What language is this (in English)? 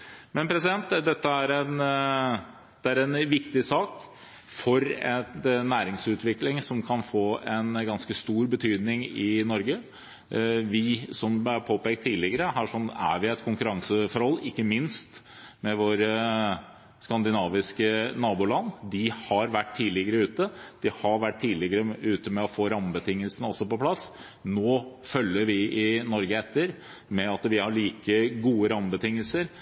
Norwegian Bokmål